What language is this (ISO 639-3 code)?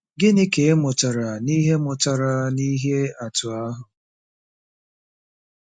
ibo